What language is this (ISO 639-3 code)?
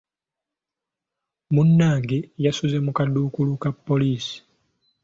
lug